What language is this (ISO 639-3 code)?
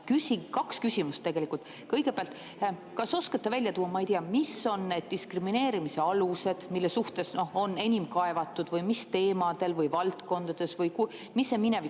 est